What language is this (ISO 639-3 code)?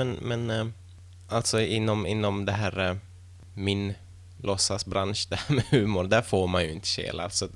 swe